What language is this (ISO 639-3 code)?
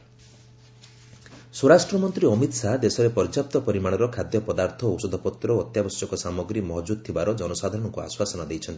ori